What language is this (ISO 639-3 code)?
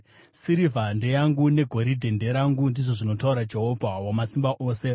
sna